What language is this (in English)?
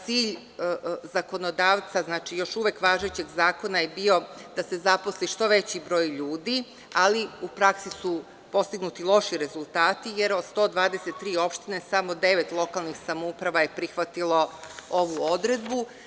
Serbian